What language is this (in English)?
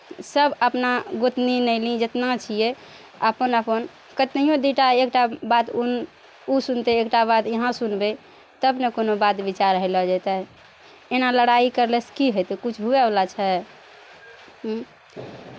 Maithili